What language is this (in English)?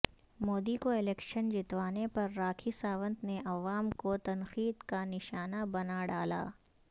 Urdu